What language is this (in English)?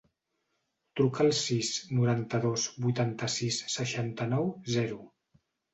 Catalan